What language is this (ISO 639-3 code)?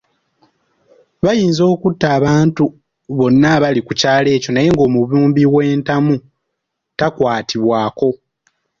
lug